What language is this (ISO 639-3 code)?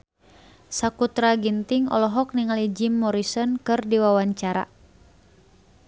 sun